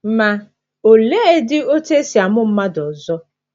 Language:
Igbo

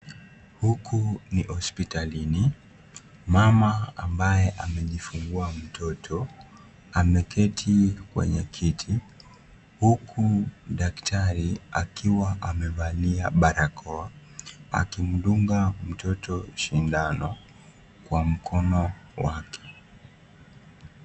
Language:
Swahili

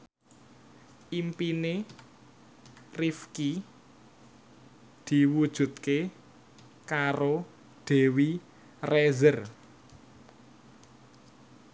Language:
Javanese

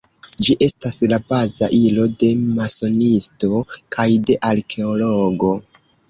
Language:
Esperanto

